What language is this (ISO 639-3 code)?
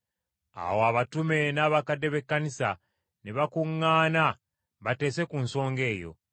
lug